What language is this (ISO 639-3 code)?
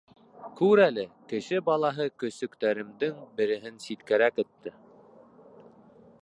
bak